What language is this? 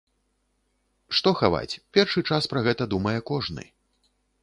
Belarusian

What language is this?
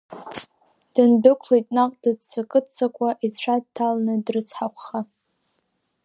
Abkhazian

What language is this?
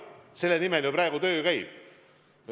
Estonian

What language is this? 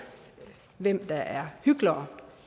Danish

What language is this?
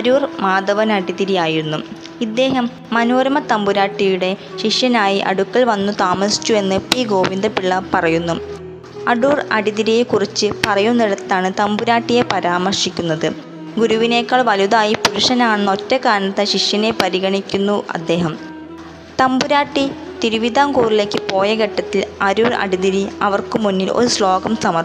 Malayalam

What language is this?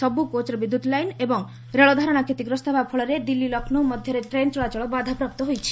Odia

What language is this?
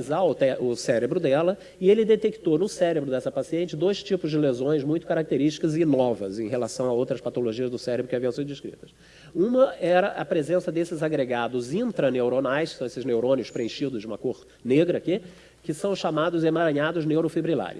Portuguese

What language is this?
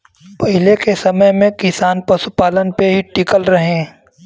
Bhojpuri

